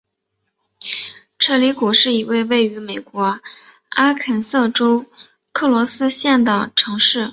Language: Chinese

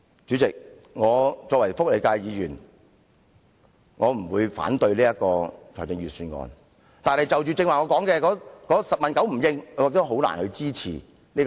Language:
Cantonese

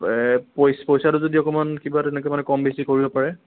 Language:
Assamese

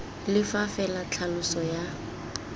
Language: Tswana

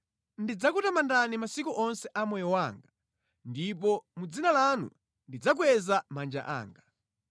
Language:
Nyanja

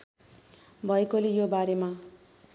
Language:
Nepali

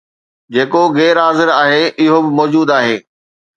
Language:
Sindhi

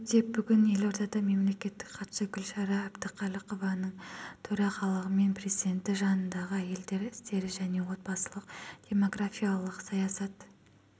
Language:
Kazakh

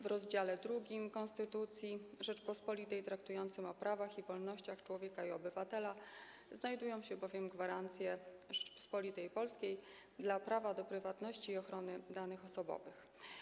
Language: Polish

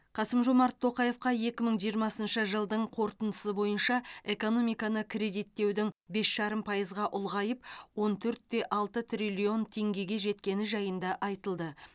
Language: Kazakh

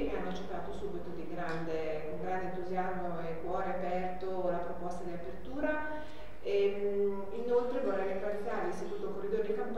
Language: Italian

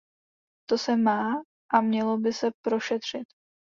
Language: Czech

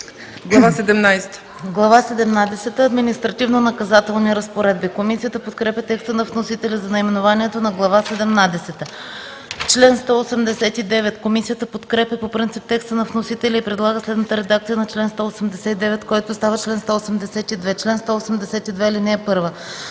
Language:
Bulgarian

